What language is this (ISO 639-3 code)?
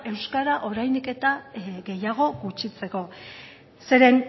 eus